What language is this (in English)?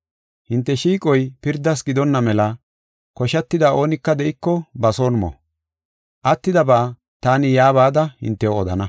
Gofa